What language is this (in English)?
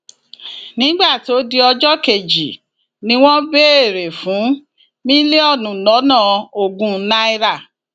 Yoruba